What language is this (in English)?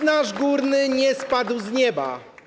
Polish